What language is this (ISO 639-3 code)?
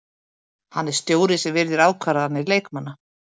isl